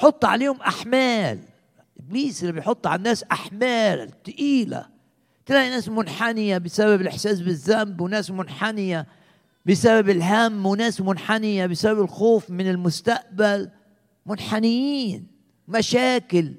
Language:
Arabic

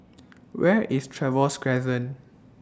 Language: English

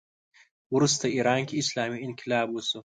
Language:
Pashto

